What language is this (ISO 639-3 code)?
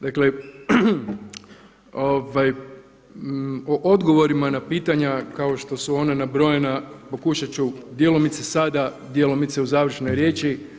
hrv